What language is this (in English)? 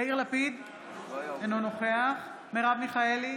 Hebrew